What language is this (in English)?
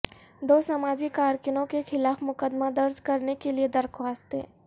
Urdu